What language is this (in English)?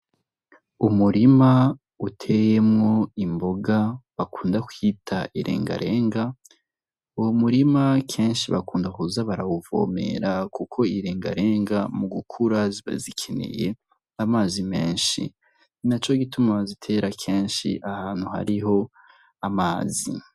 Rundi